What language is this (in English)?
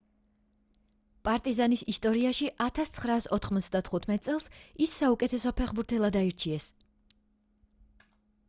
Georgian